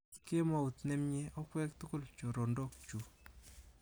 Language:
Kalenjin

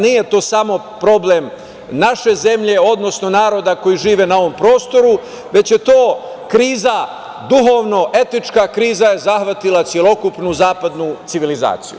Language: Serbian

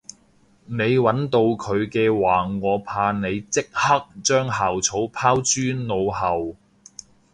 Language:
Cantonese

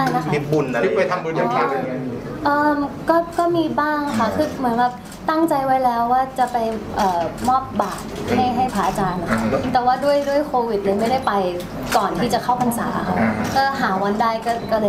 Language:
Thai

